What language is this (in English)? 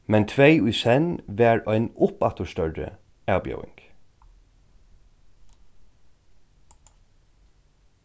Faroese